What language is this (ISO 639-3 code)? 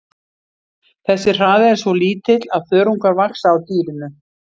isl